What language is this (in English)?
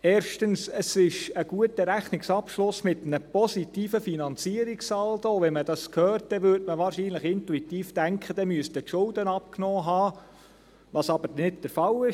Swiss German